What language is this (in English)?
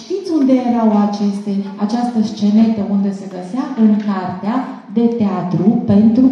Romanian